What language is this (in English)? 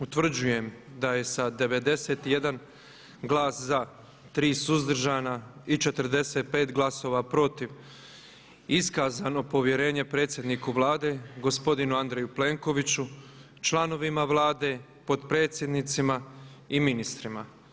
Croatian